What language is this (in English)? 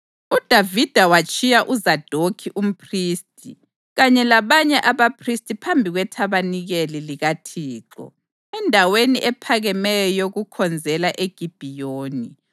North Ndebele